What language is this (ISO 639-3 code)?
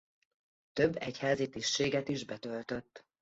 hun